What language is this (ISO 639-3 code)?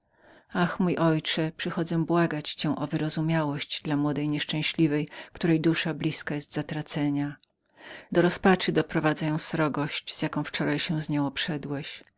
pol